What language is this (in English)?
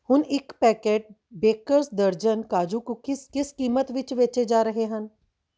Punjabi